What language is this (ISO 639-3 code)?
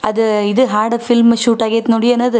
kan